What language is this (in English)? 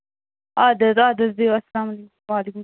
Kashmiri